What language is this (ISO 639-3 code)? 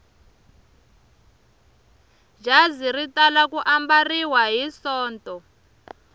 tso